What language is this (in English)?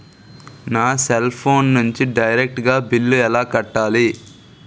Telugu